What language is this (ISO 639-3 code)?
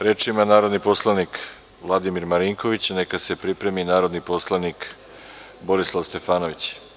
srp